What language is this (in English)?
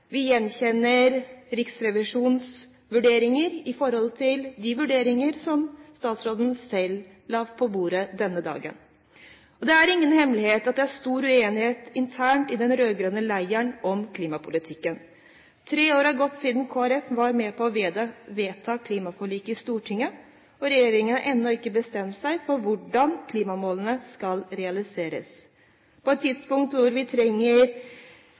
Norwegian Bokmål